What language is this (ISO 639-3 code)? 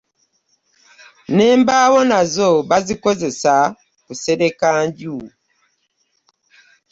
lug